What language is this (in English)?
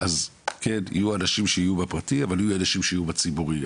Hebrew